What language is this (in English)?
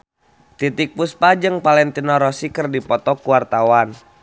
Sundanese